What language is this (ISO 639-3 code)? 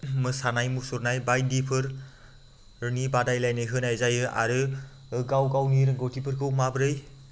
brx